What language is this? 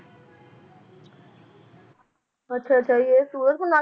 Punjabi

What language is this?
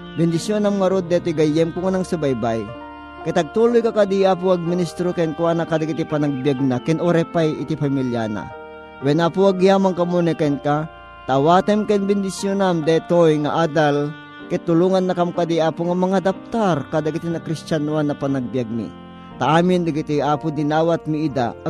Filipino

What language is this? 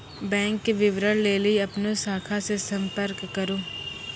Maithili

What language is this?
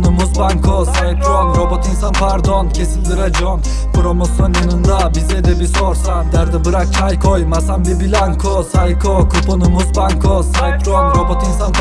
Turkish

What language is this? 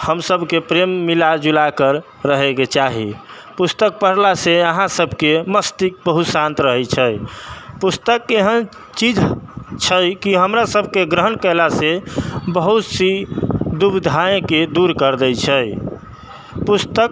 Maithili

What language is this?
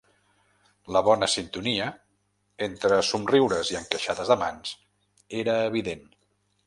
Catalan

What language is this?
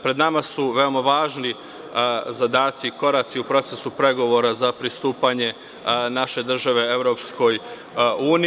Serbian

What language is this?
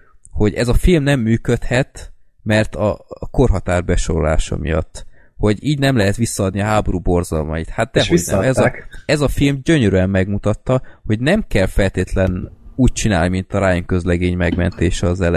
Hungarian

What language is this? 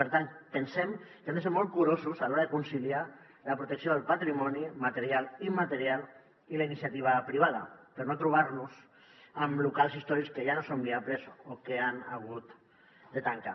Catalan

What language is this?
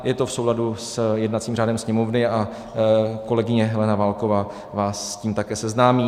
Czech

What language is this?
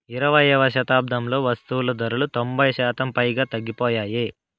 Telugu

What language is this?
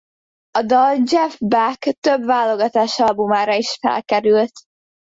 Hungarian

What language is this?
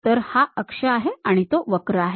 Marathi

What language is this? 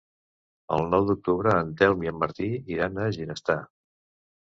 Catalan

